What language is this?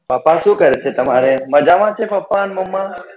Gujarati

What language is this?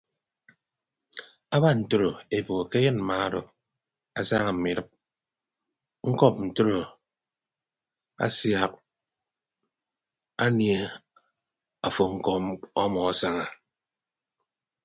Ibibio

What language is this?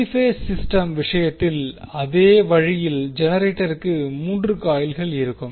Tamil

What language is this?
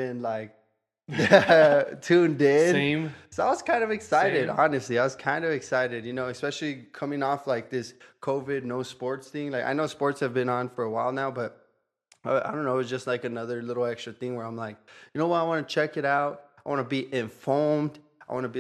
English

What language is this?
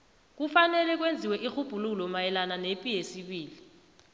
South Ndebele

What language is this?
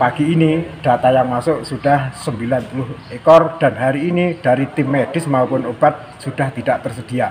Indonesian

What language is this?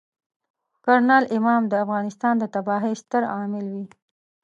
Pashto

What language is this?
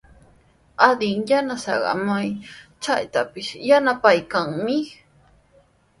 Sihuas Ancash Quechua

